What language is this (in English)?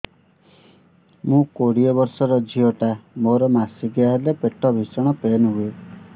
Odia